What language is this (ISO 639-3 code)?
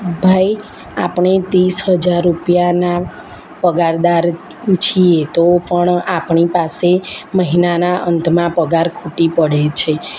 guj